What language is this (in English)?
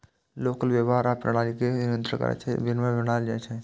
Maithili